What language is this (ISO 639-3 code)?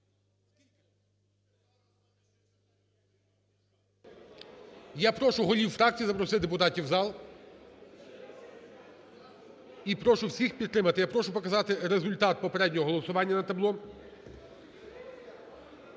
ukr